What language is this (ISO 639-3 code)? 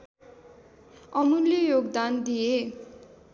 nep